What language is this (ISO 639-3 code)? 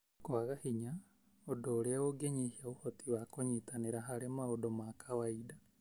kik